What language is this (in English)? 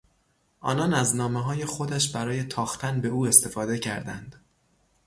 Persian